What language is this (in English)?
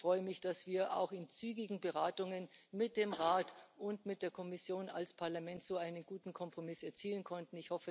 German